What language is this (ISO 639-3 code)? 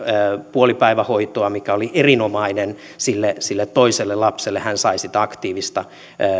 fin